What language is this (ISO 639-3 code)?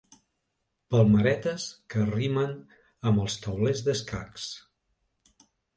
cat